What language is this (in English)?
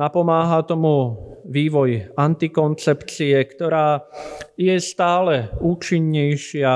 Slovak